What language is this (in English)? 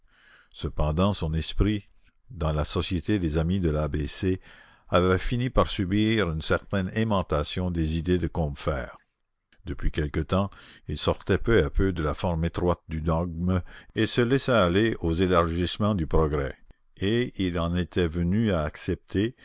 French